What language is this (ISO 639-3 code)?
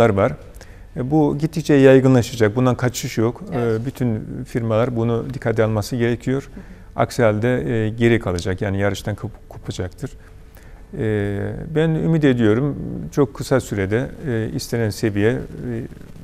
tur